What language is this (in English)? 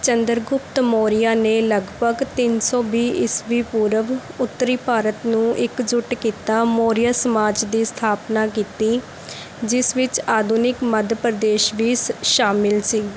Punjabi